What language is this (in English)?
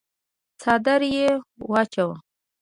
Pashto